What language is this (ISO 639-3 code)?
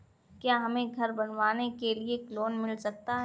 hin